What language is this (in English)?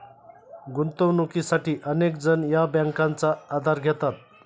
Marathi